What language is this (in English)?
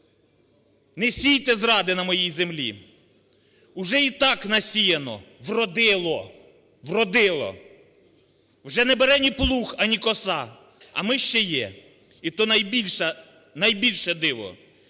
Ukrainian